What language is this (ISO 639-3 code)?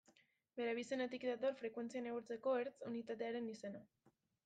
eus